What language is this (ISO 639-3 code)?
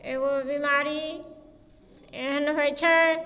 mai